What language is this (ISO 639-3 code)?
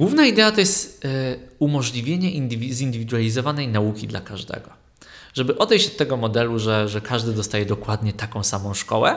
pol